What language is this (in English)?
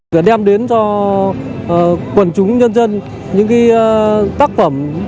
Vietnamese